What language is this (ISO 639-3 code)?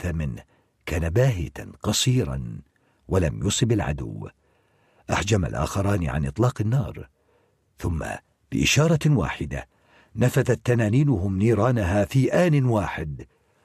ara